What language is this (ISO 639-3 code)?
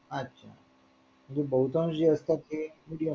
mar